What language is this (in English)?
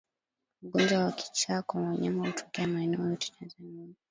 Swahili